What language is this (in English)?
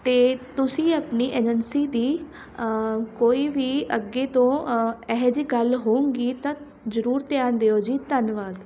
Punjabi